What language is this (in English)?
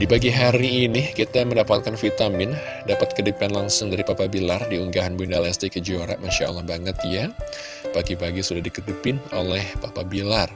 Indonesian